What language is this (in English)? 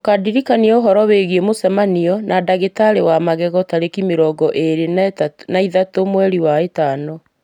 Kikuyu